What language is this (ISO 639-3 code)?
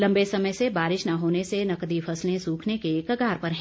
hin